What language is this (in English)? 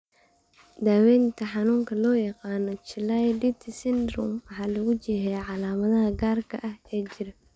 Somali